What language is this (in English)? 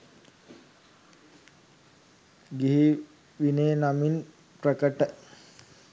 Sinhala